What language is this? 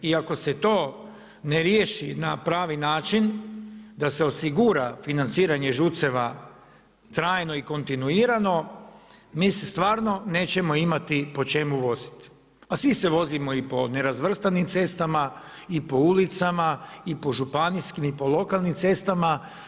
Croatian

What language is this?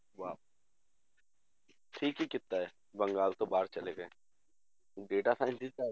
Punjabi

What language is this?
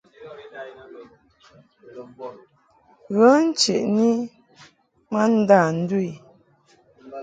Mungaka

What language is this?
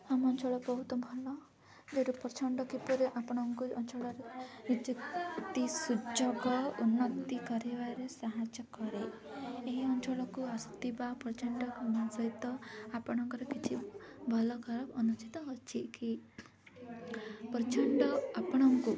Odia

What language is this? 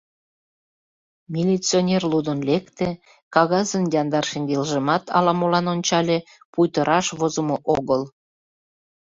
Mari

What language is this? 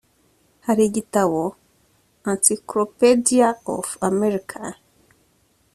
Kinyarwanda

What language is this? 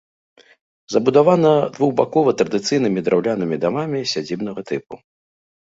Belarusian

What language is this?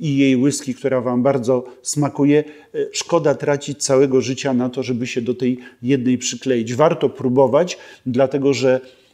Polish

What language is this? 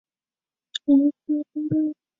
Chinese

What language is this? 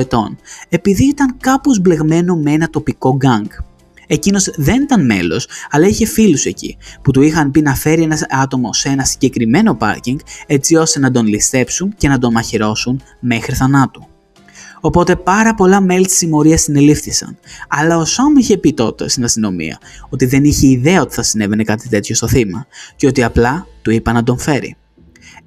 Greek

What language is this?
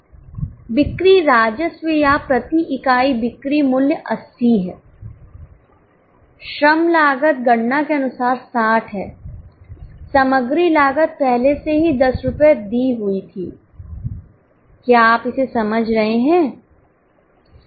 Hindi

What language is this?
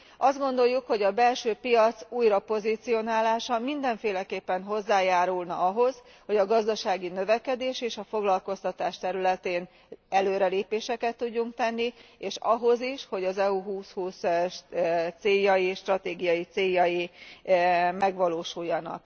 Hungarian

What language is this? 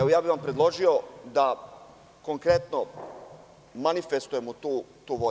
Serbian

